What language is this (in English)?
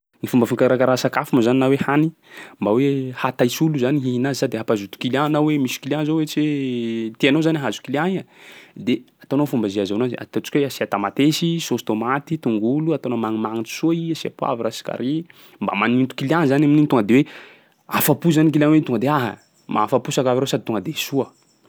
Sakalava Malagasy